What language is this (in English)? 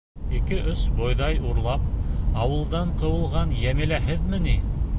Bashkir